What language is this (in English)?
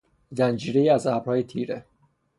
Persian